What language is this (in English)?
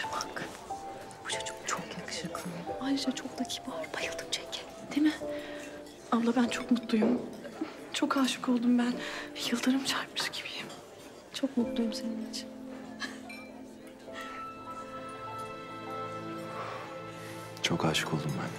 Turkish